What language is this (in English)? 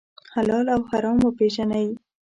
Pashto